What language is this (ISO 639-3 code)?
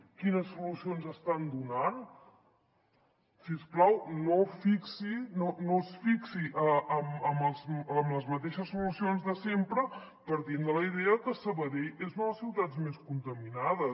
cat